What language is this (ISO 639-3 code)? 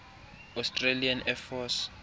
xho